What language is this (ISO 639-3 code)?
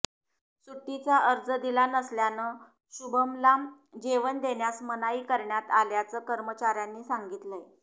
mar